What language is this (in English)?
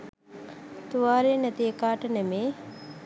Sinhala